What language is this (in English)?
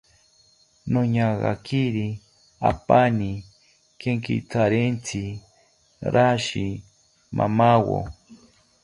South Ucayali Ashéninka